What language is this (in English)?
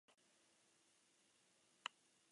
Basque